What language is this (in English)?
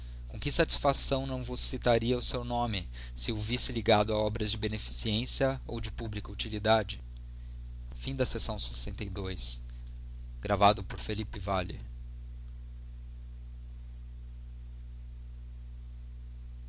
Portuguese